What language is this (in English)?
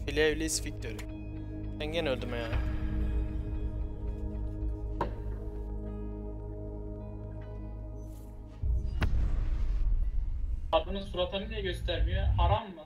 Turkish